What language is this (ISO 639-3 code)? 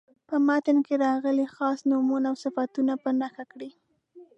pus